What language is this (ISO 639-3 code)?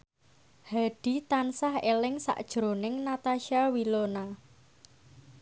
jav